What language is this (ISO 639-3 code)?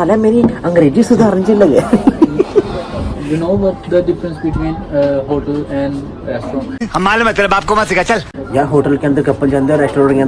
hin